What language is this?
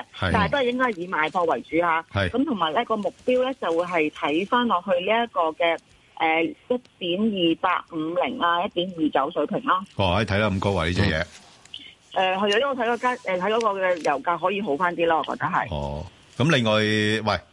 Chinese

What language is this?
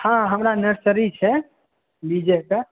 Maithili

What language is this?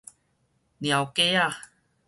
Min Nan Chinese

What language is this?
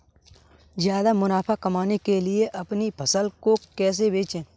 Hindi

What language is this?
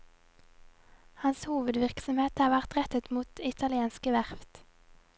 Norwegian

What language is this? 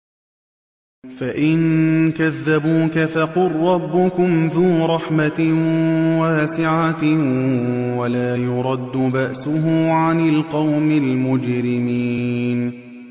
Arabic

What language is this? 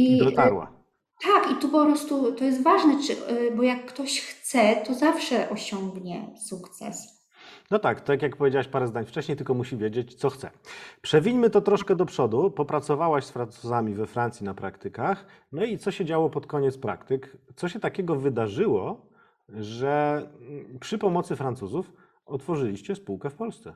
Polish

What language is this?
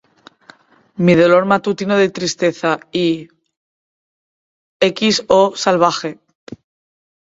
Spanish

